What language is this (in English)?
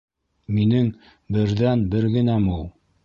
Bashkir